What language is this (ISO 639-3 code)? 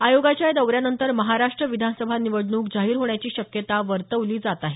mar